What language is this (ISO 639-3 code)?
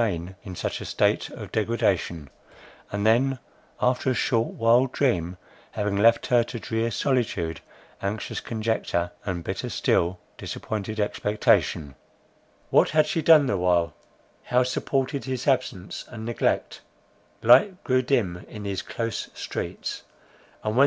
eng